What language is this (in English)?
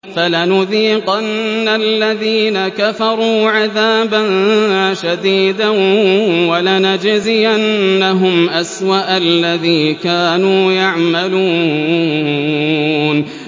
Arabic